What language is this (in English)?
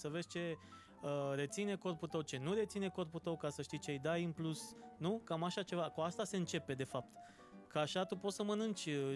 Romanian